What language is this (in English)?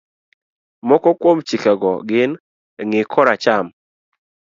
Luo (Kenya and Tanzania)